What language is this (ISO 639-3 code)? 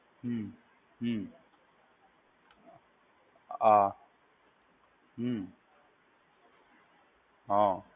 guj